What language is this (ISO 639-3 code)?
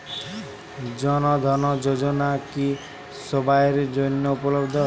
ben